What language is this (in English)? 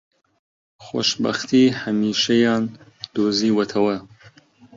Central Kurdish